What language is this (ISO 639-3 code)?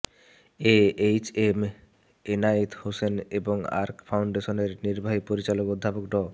ben